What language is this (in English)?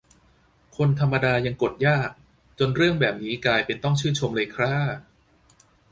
Thai